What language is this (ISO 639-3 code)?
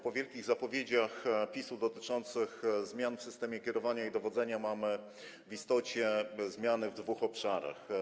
pol